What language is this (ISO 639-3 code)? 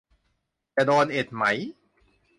tha